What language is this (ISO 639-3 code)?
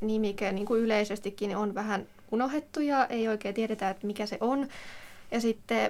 fin